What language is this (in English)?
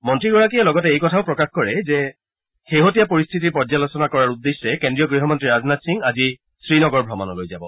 Assamese